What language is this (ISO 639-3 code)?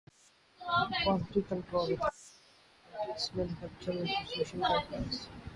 urd